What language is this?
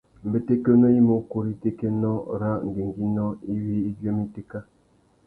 Tuki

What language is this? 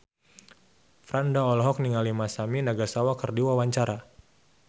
Sundanese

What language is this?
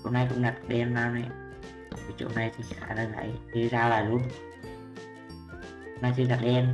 Vietnamese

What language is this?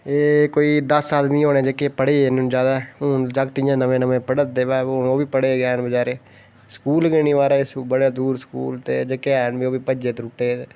Dogri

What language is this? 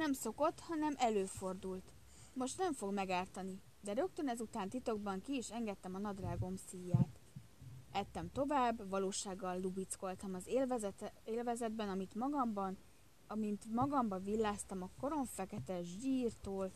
Hungarian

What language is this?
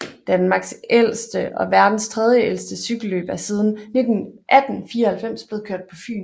Danish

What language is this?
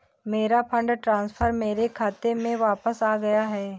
Hindi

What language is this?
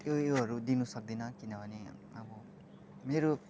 Nepali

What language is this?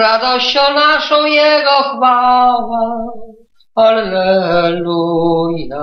Polish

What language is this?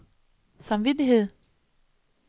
Danish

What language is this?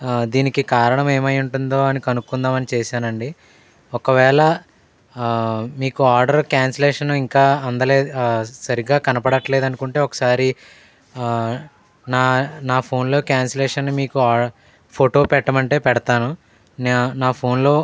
Telugu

